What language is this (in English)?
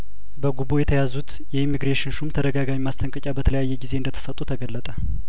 Amharic